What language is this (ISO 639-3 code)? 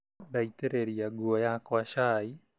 kik